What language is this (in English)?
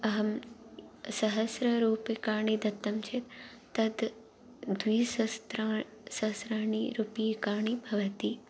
Sanskrit